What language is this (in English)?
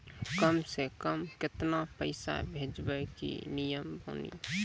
Maithili